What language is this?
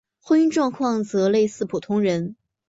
Chinese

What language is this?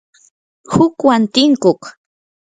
Yanahuanca Pasco Quechua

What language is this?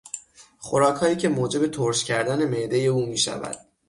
Persian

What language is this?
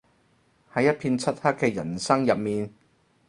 Cantonese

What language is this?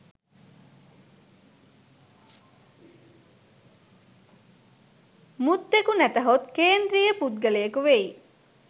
Sinhala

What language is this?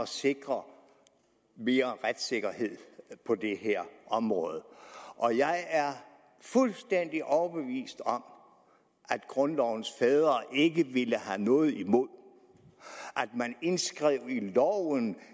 Danish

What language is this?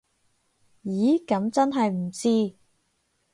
Cantonese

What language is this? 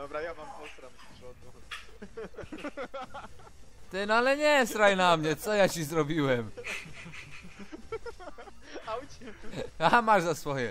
Polish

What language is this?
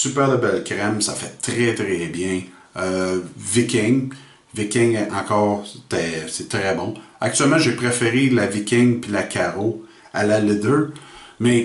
French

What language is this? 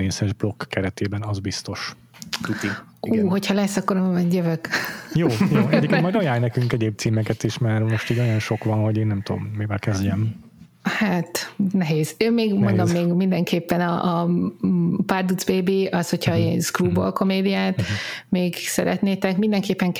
Hungarian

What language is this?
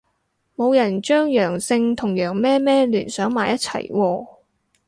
Cantonese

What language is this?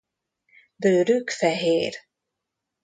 Hungarian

